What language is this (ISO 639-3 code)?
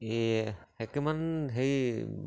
asm